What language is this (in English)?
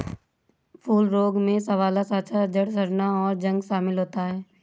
Hindi